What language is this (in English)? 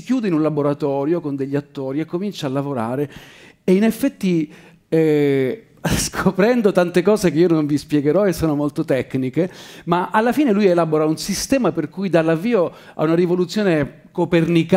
Italian